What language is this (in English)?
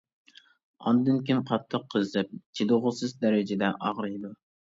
Uyghur